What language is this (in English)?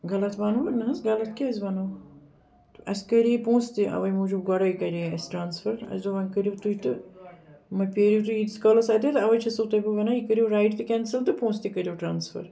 Kashmiri